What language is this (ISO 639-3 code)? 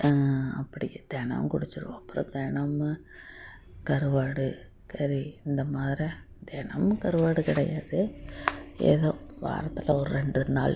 tam